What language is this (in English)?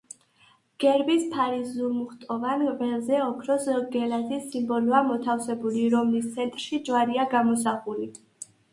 Georgian